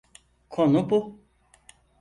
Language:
Turkish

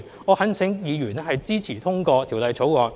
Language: Cantonese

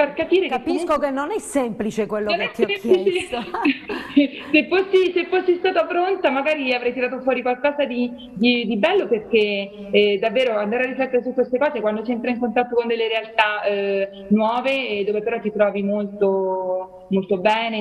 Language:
Italian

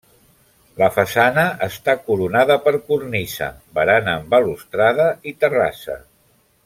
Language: Catalan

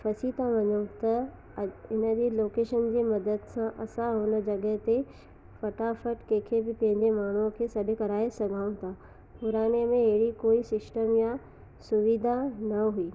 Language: Sindhi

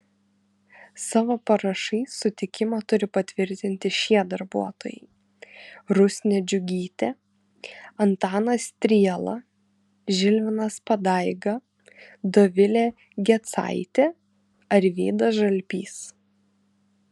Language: Lithuanian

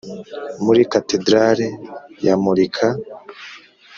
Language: Kinyarwanda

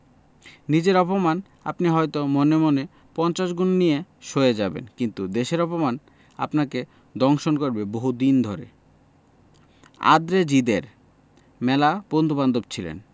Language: Bangla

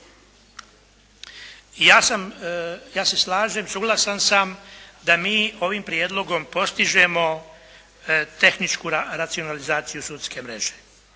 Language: Croatian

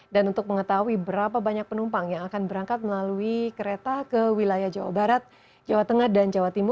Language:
Indonesian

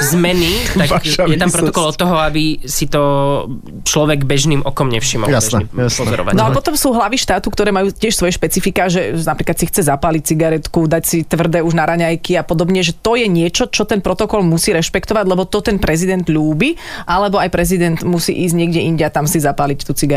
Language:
Slovak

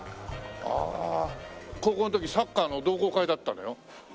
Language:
Japanese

